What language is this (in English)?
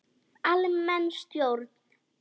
Icelandic